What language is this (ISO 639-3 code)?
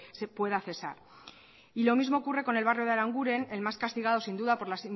spa